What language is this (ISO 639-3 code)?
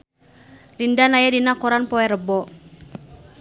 sun